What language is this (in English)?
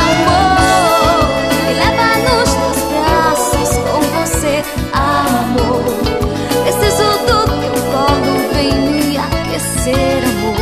Portuguese